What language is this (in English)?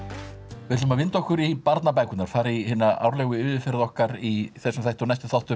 Icelandic